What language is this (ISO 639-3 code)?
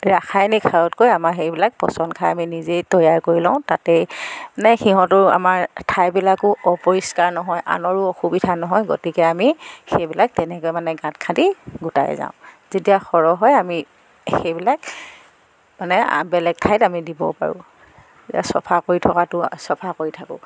asm